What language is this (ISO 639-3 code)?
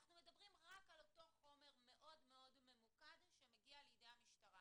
heb